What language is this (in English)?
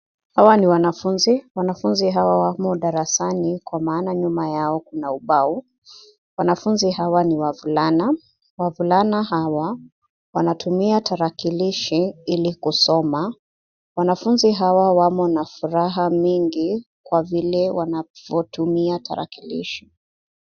Swahili